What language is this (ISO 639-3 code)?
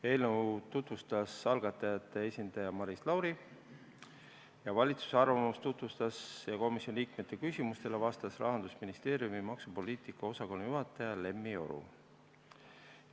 est